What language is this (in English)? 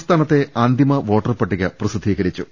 Malayalam